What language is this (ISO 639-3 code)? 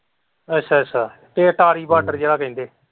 pan